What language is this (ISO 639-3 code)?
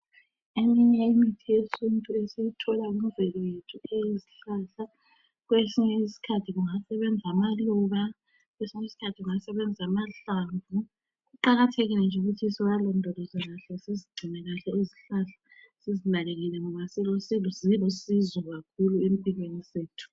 nde